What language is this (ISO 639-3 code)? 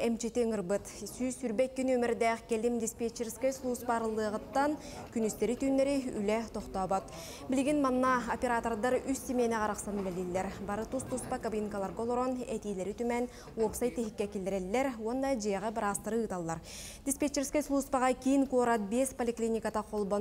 tur